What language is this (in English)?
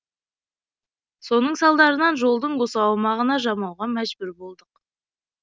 Kazakh